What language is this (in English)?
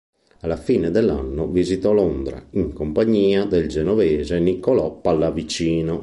Italian